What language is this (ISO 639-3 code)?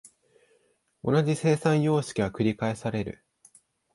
jpn